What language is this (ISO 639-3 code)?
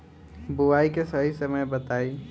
bho